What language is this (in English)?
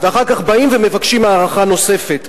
Hebrew